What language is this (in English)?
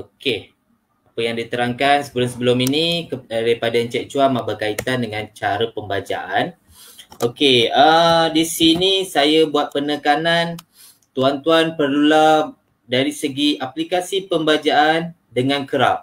Malay